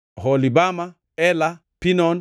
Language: Luo (Kenya and Tanzania)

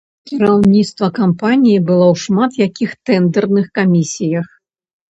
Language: Belarusian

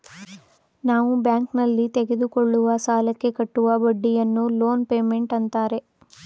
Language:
Kannada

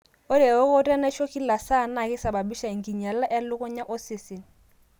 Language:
Masai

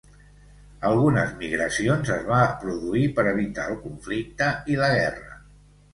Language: Catalan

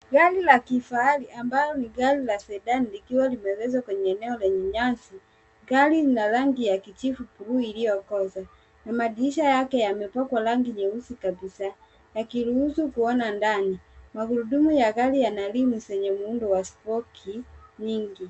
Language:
Swahili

